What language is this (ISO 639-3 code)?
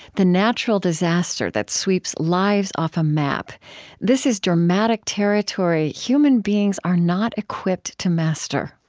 eng